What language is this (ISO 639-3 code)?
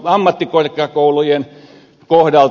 fin